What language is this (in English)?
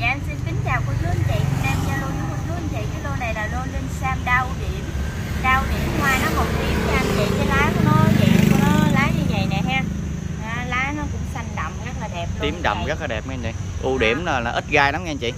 Vietnamese